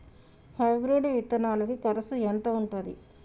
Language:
Telugu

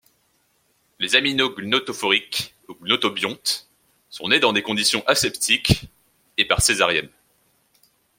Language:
French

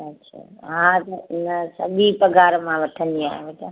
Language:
Sindhi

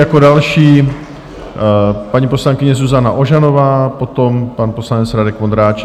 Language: Czech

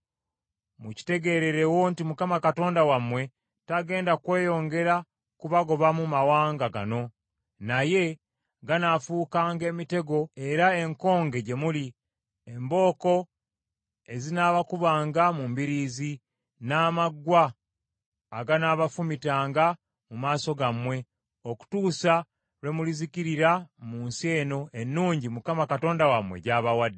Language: Ganda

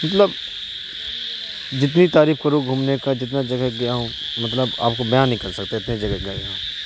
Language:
Urdu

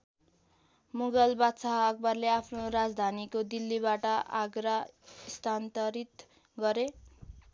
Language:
Nepali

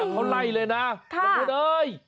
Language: Thai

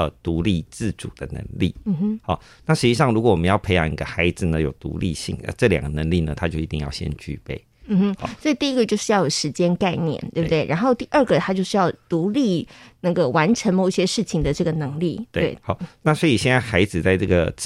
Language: Chinese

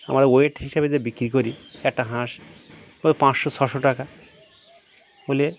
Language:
Bangla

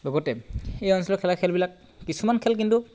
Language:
Assamese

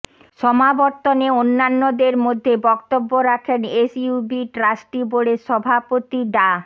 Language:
Bangla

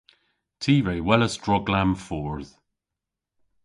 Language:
Cornish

